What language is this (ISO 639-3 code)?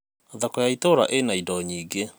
kik